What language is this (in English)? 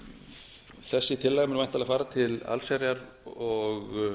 Icelandic